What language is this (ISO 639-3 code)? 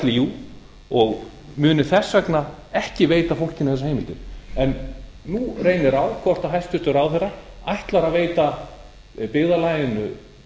isl